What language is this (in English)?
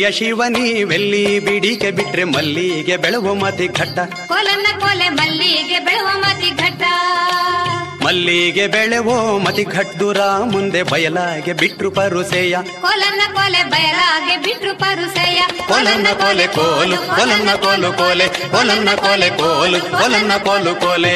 Kannada